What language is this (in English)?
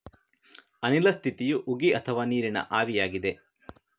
Kannada